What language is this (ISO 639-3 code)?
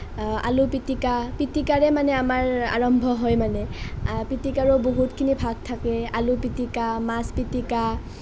asm